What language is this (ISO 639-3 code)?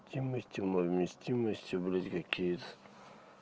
rus